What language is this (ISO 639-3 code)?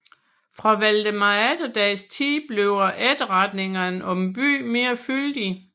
dan